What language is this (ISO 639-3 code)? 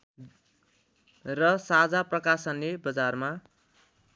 nep